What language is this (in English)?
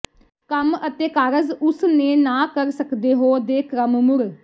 Punjabi